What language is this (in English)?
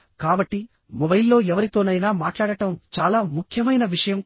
Telugu